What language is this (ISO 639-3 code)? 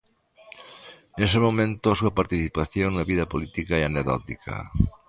glg